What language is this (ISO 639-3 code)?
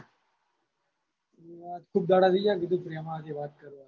guj